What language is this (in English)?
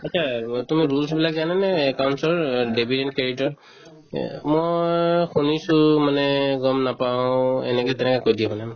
Assamese